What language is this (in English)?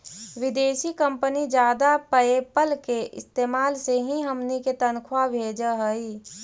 Magahi